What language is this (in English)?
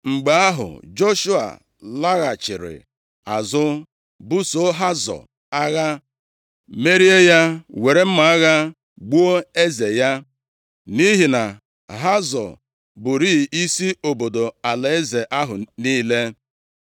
Igbo